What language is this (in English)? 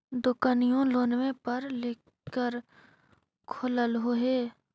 Magahi